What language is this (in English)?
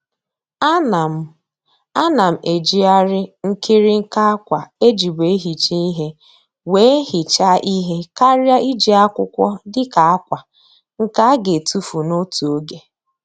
Igbo